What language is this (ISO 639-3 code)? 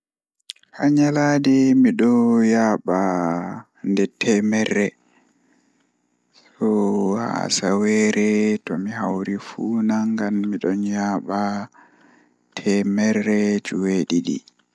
ful